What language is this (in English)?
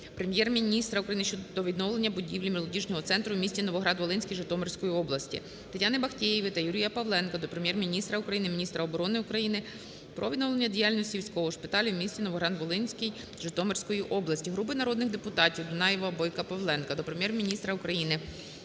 Ukrainian